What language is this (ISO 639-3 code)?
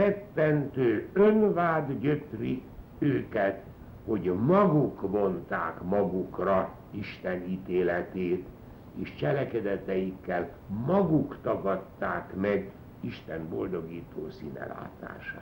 hun